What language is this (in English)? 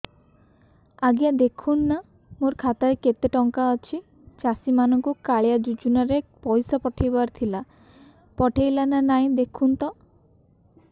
Odia